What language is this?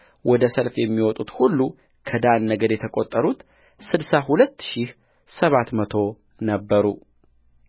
Amharic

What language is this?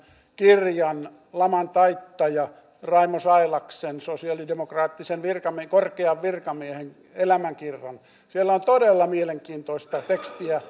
Finnish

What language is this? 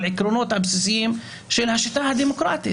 Hebrew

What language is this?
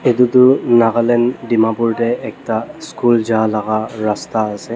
Naga Pidgin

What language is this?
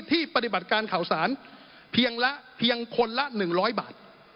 Thai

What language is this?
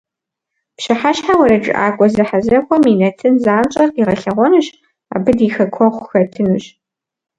Kabardian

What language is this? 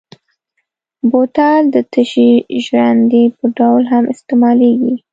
Pashto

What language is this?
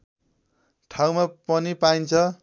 Nepali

